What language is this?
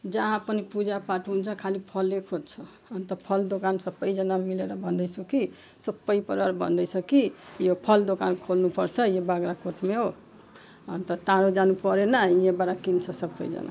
Nepali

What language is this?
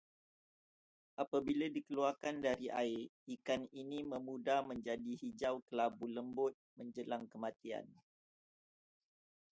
Malay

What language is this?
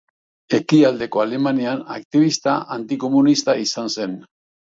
Basque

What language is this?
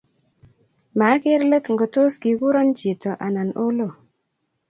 Kalenjin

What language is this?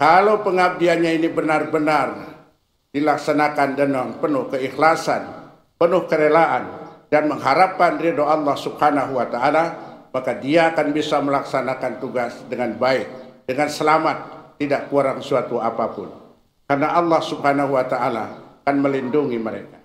Indonesian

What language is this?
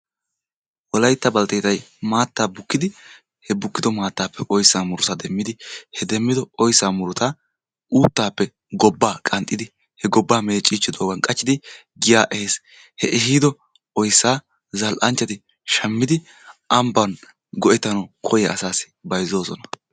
Wolaytta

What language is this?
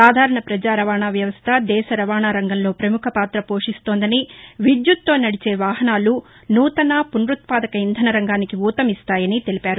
Telugu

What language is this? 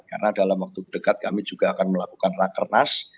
Indonesian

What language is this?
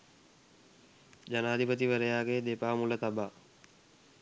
Sinhala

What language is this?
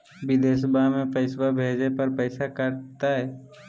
Magahi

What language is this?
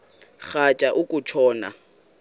Xhosa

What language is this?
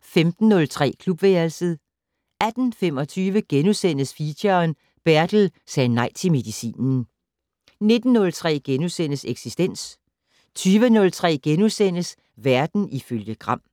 Danish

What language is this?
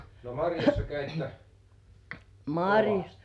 Finnish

